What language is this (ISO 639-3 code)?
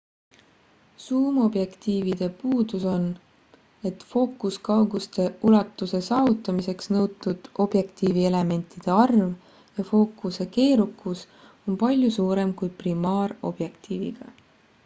est